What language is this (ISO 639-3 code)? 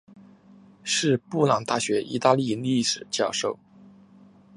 zho